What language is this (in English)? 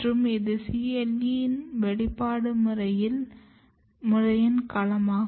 Tamil